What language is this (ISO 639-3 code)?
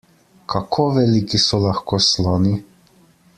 slv